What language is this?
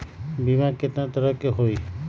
Magahi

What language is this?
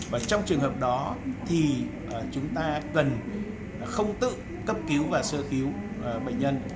Vietnamese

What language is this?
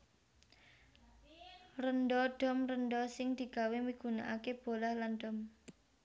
Javanese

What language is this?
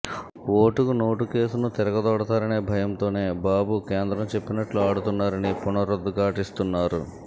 Telugu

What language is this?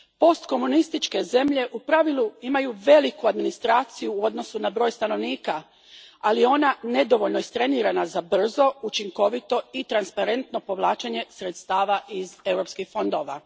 Croatian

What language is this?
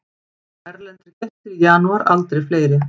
Icelandic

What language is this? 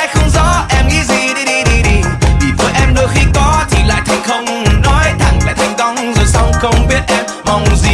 Vietnamese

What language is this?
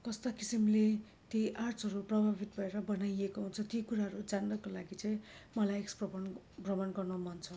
Nepali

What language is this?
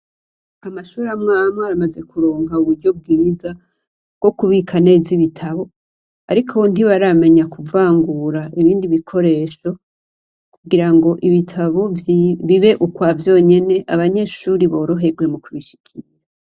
Rundi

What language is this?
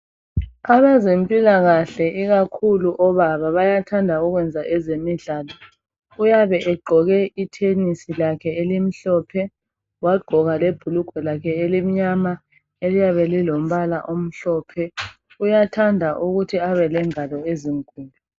North Ndebele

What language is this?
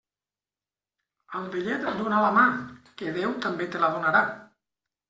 Catalan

